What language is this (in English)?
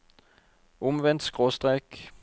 Norwegian